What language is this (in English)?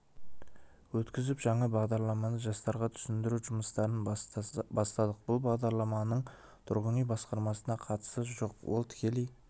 Kazakh